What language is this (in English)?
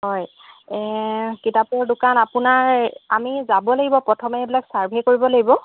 Assamese